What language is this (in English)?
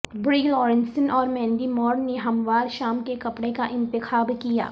Urdu